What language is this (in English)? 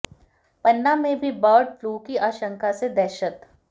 Hindi